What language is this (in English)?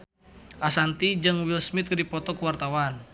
Sundanese